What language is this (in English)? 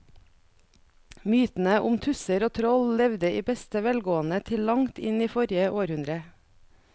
Norwegian